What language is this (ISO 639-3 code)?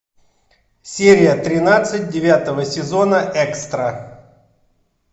rus